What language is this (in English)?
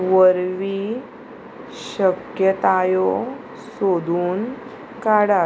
Konkani